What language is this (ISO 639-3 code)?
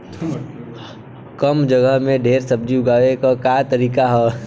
bho